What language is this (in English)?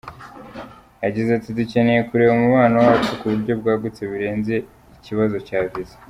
Kinyarwanda